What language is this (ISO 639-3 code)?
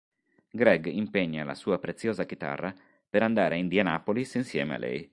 ita